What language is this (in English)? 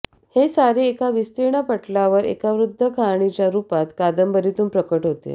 Marathi